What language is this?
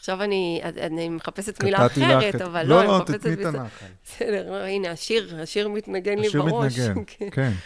Hebrew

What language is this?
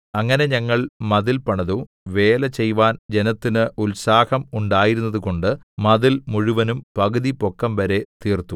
Malayalam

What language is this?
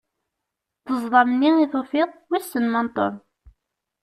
Kabyle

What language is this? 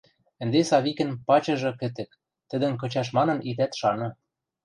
Western Mari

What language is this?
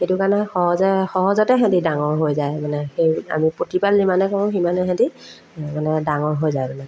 Assamese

